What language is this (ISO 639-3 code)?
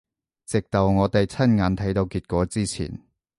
yue